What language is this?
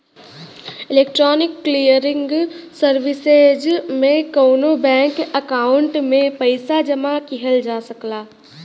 Bhojpuri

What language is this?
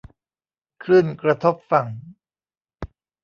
Thai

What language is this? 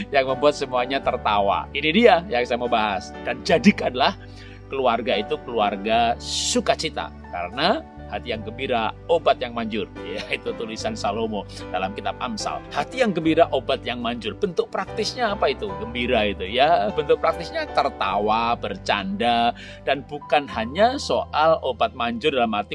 Indonesian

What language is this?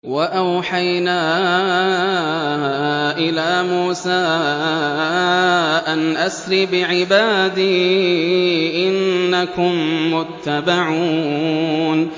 Arabic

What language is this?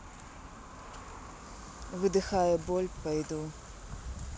Russian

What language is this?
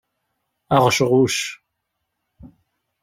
Kabyle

